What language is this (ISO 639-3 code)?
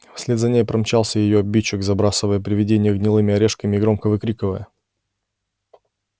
rus